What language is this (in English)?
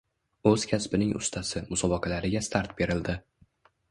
Uzbek